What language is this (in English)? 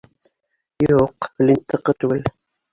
Bashkir